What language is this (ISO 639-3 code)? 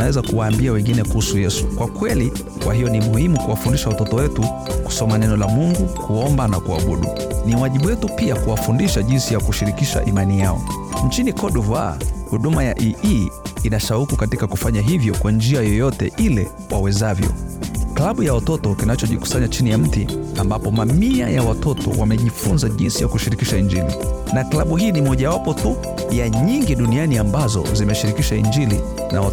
swa